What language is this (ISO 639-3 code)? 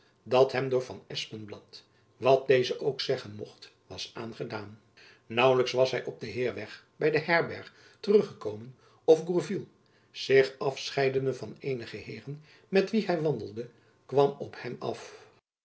nld